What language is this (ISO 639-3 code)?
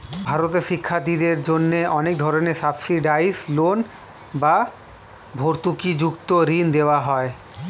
ben